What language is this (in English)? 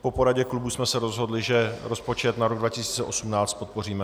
Czech